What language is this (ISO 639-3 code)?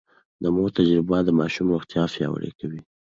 pus